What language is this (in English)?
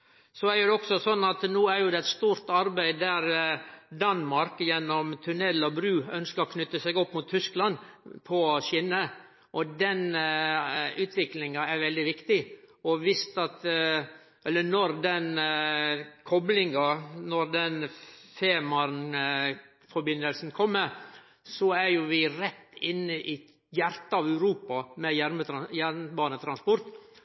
Norwegian Nynorsk